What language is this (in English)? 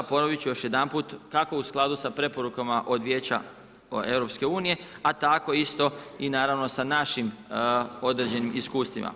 Croatian